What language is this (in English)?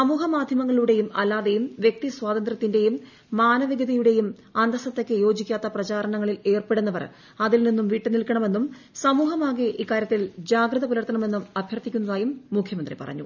Malayalam